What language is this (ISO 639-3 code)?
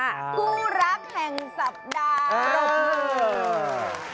tha